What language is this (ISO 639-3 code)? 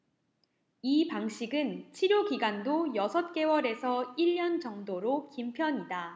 kor